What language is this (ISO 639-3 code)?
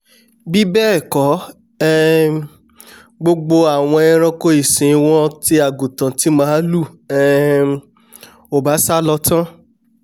yor